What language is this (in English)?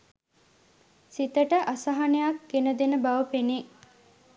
Sinhala